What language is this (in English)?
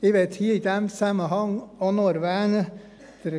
Swiss German